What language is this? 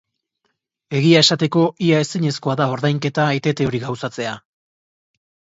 Basque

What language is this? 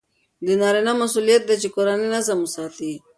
Pashto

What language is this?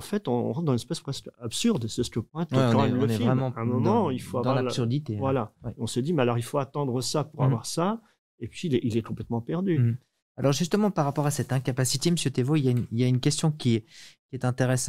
French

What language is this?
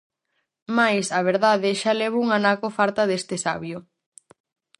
Galician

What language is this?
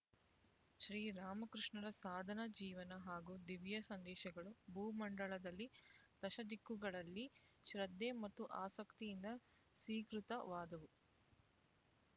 Kannada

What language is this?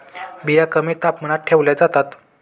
Marathi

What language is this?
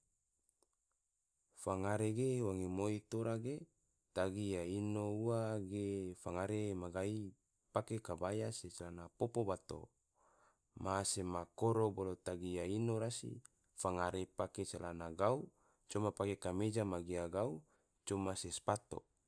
Tidore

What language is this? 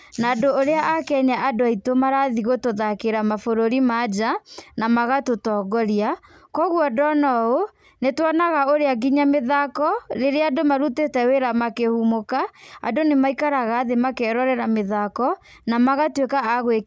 Kikuyu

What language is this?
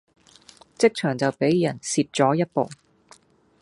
Cantonese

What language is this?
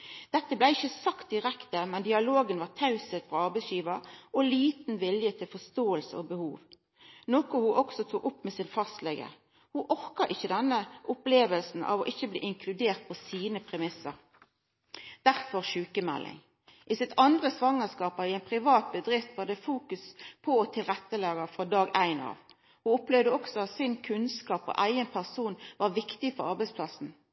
Norwegian Nynorsk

